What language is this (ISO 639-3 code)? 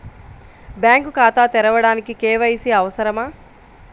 tel